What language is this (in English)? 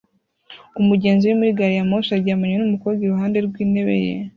Kinyarwanda